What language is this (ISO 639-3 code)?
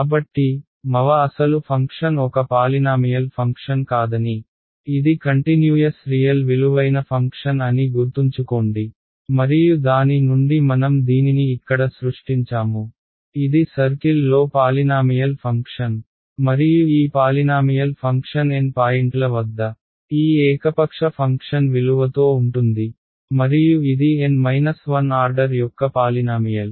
tel